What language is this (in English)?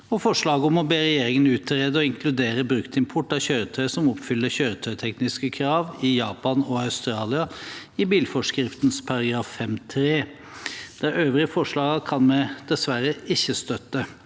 Norwegian